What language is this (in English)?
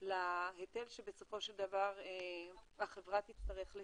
Hebrew